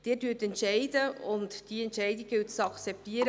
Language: Swiss German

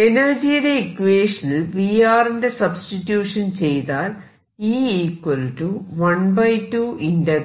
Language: Malayalam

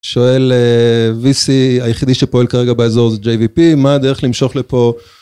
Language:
Hebrew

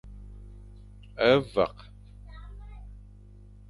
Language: Fang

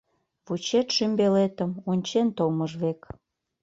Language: Mari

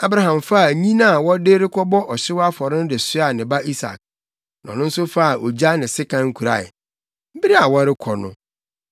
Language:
Akan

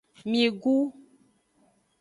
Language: Aja (Benin)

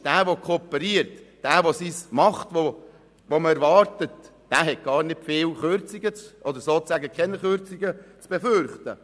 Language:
Swiss German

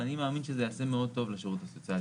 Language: Hebrew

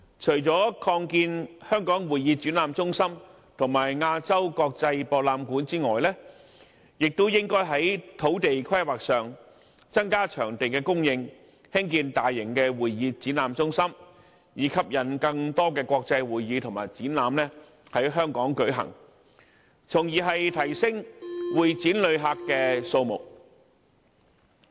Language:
Cantonese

